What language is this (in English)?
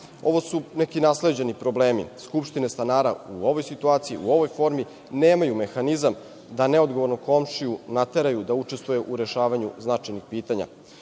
Serbian